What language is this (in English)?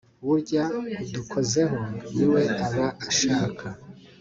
Kinyarwanda